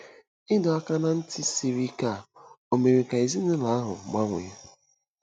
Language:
Igbo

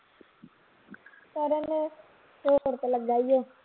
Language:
Punjabi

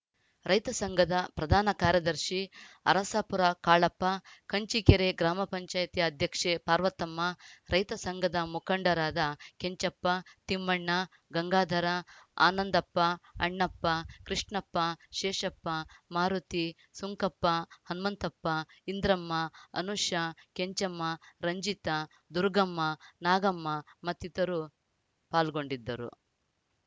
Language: Kannada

